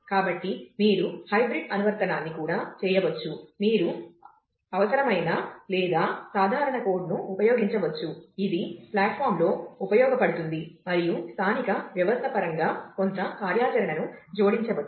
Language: Telugu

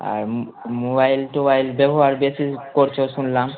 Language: Bangla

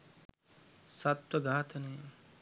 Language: Sinhala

